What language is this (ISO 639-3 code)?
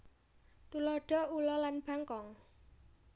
jav